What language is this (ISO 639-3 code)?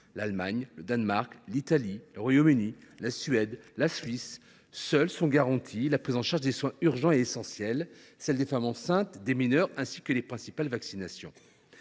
fra